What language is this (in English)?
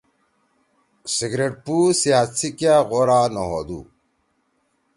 Torwali